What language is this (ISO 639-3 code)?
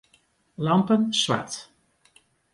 fry